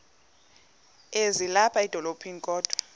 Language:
Xhosa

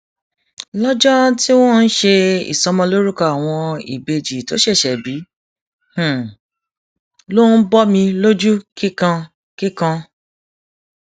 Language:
Yoruba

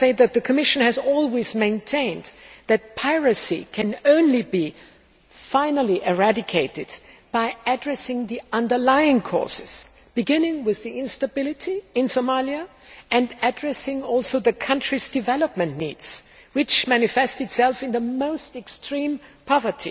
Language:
English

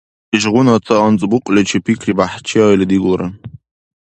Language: Dargwa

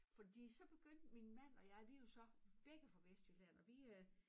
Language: Danish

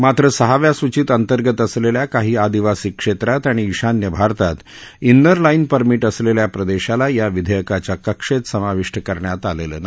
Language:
Marathi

